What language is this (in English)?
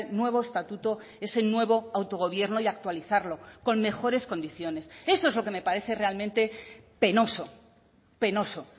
Spanish